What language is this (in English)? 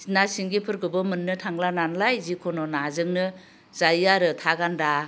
Bodo